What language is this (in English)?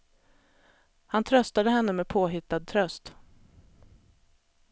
Swedish